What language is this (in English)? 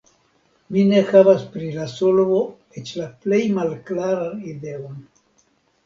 Esperanto